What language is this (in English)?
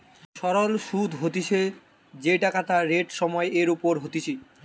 Bangla